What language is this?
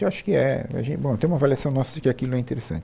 Portuguese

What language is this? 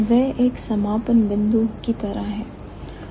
Hindi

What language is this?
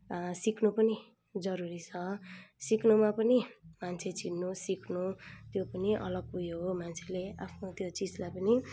Nepali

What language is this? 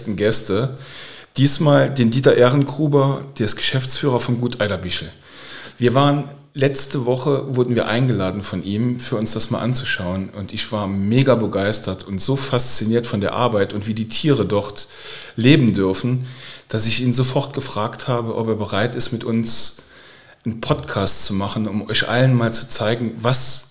German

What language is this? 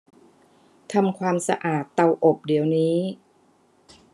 Thai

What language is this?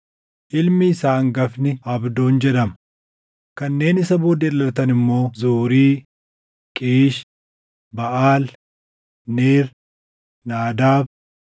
Oromo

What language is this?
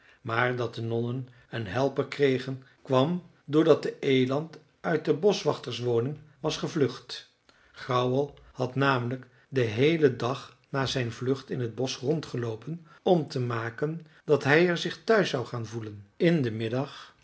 Dutch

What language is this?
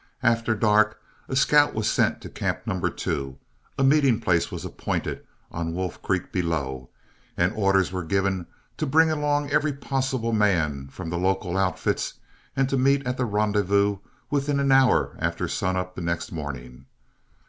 English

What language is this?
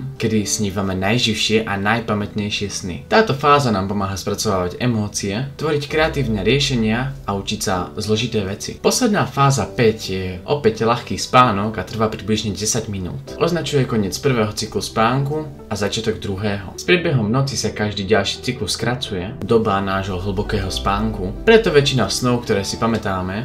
Czech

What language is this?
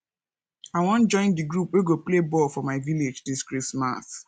Nigerian Pidgin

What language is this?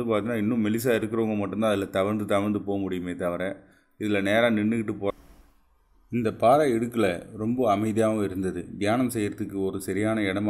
Tamil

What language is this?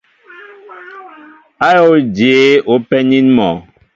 Mbo (Cameroon)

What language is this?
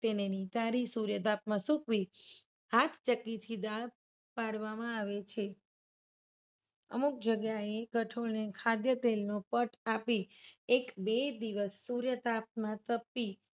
Gujarati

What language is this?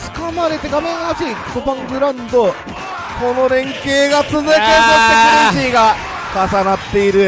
Japanese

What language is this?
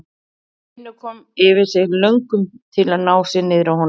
Icelandic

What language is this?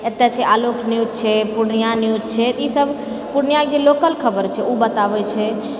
Maithili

